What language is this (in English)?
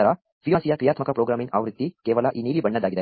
Kannada